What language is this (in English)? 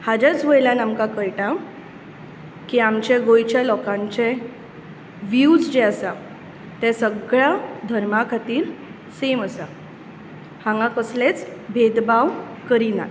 Konkani